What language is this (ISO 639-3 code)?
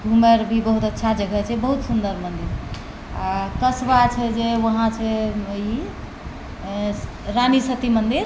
mai